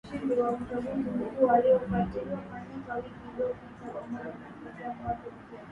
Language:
Swahili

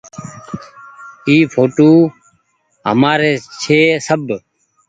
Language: Goaria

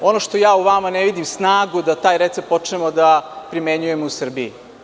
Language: Serbian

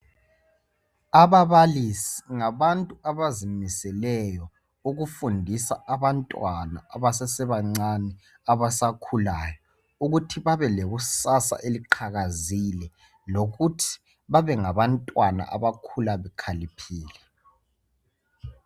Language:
North Ndebele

